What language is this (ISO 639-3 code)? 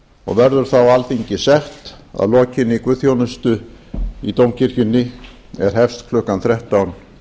isl